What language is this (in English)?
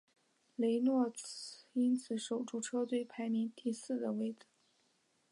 Chinese